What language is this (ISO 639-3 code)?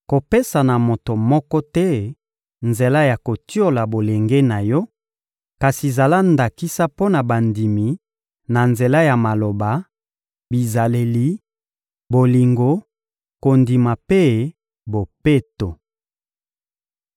lin